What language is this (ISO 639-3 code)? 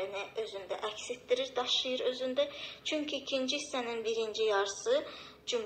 tur